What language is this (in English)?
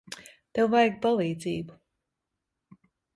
Latvian